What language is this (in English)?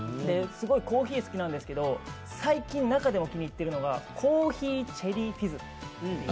Japanese